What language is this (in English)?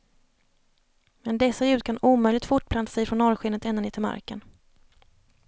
Swedish